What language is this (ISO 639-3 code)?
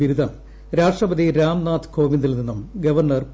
mal